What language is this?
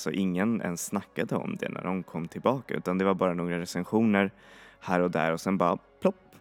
Swedish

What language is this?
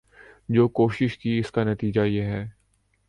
Urdu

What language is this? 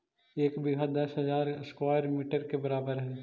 Magahi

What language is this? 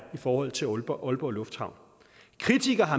Danish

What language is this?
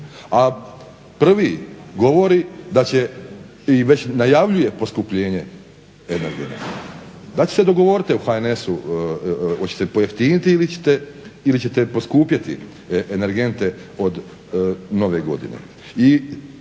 Croatian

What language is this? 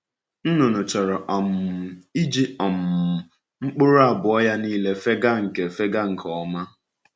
Igbo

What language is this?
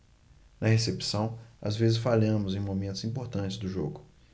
Portuguese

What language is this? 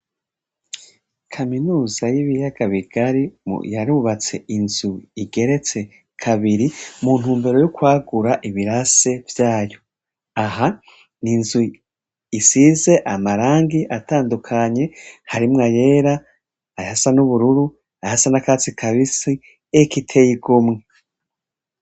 Rundi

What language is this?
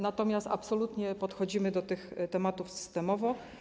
Polish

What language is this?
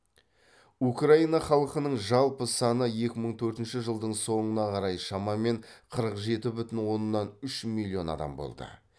Kazakh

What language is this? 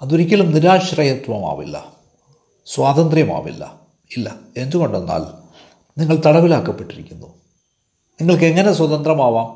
Malayalam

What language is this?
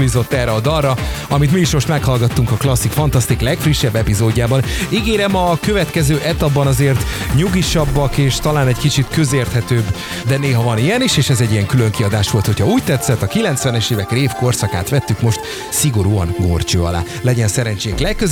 Hungarian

